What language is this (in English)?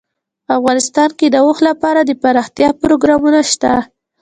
Pashto